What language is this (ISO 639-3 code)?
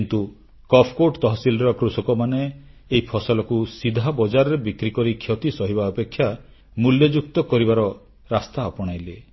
ori